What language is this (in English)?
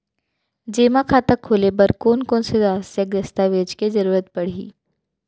Chhattisgarhi